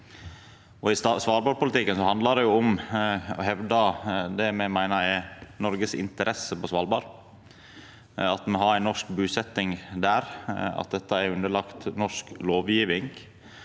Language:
Norwegian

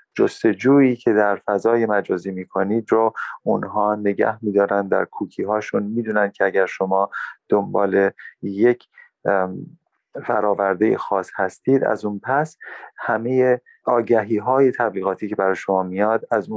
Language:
Persian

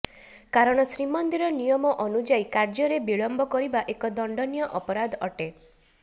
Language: Odia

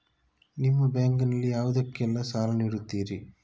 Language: Kannada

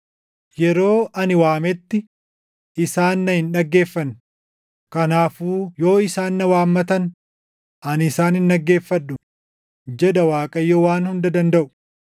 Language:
Oromo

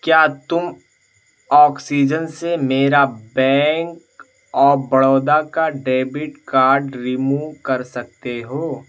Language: Urdu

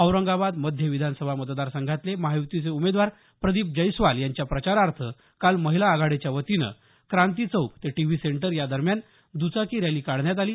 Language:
Marathi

